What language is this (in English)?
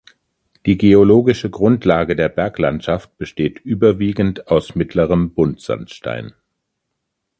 German